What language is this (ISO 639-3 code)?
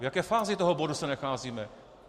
ces